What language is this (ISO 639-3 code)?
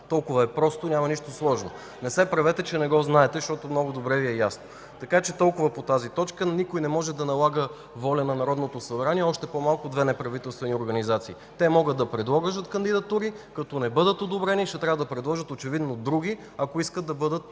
bul